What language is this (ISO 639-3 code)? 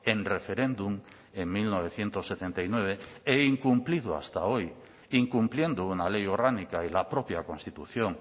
spa